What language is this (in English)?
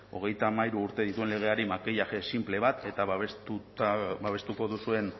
Basque